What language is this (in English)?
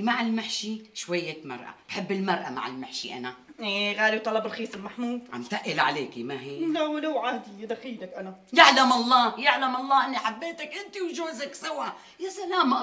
Arabic